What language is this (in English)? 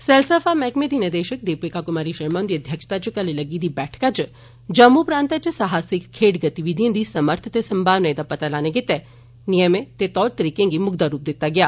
Dogri